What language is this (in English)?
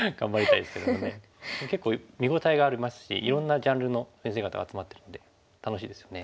Japanese